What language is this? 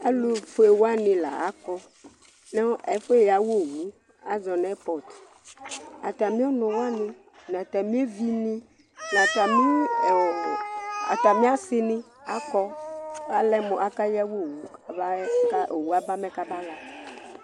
Ikposo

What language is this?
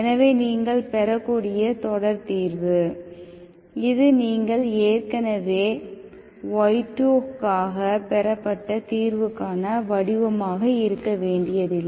Tamil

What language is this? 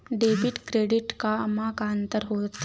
Chhattisgarhi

